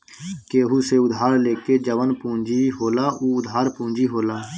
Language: Bhojpuri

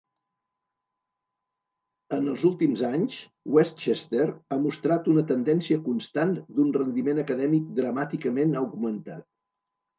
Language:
Catalan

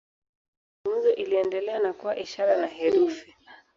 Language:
Swahili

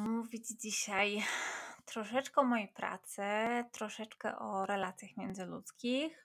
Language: Polish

